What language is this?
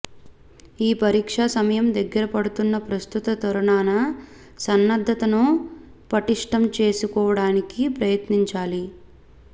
Telugu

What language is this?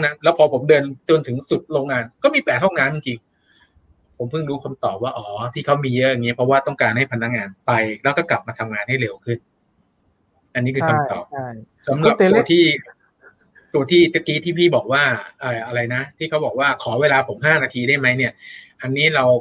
Thai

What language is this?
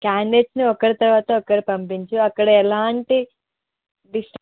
Telugu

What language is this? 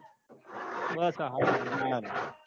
Gujarati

